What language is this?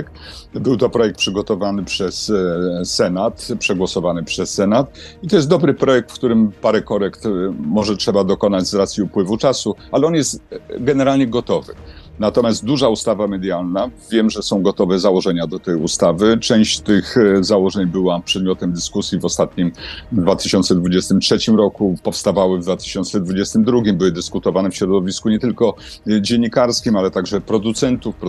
Polish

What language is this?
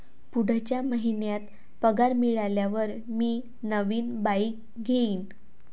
Marathi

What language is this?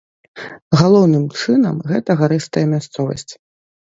Belarusian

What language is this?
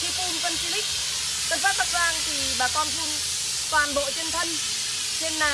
Vietnamese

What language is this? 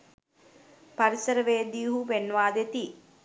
Sinhala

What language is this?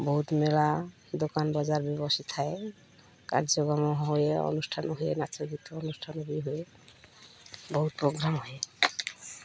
Odia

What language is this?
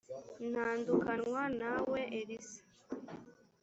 Kinyarwanda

